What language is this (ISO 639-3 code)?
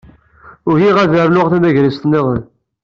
kab